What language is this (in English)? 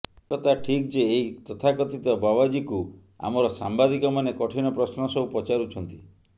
Odia